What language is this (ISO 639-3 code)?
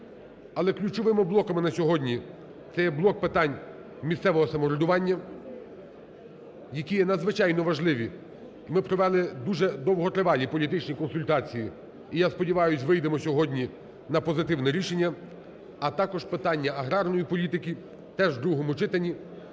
ukr